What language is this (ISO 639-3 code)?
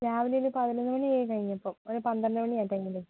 mal